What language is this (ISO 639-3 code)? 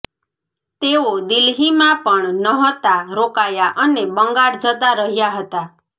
guj